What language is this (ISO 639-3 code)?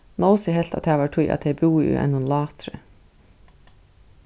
fao